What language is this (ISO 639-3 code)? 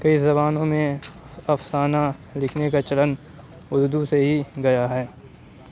urd